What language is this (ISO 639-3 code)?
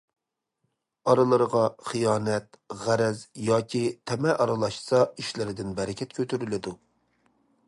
uig